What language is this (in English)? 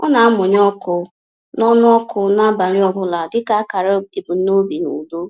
Igbo